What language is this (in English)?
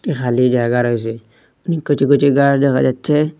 Bangla